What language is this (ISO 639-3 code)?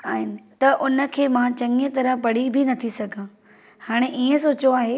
snd